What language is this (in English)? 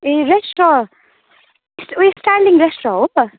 Nepali